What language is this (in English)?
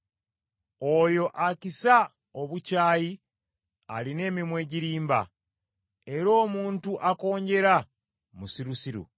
Ganda